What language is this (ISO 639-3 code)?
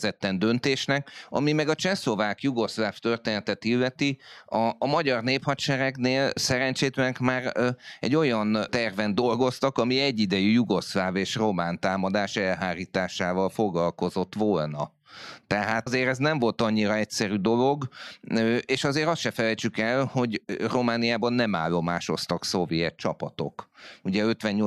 hun